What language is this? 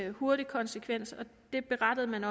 Danish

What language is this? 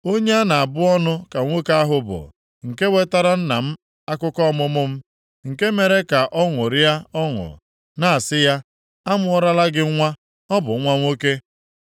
Igbo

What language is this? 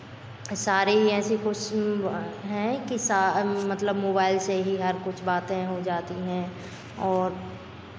Hindi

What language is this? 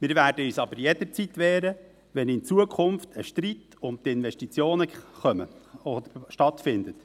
Swiss German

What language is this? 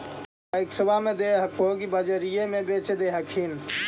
Magahi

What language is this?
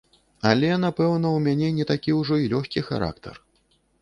Belarusian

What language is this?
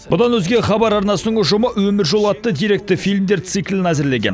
Kazakh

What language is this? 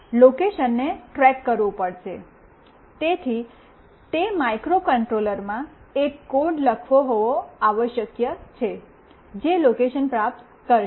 Gujarati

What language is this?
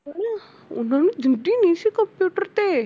Punjabi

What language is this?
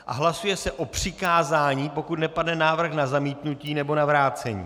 Czech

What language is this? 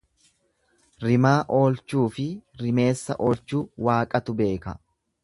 Oromo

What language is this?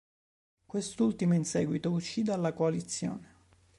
Italian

